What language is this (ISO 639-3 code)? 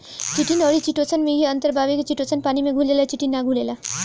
bho